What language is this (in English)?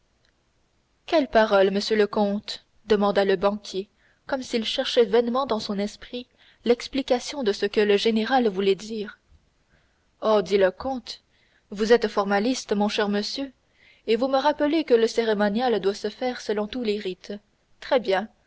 French